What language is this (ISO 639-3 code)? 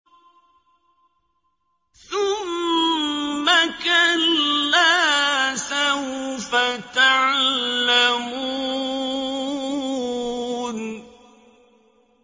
ara